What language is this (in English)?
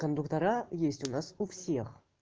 Russian